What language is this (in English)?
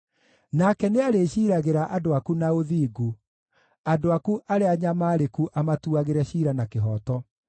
Kikuyu